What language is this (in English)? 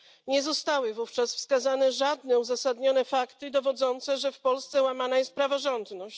Polish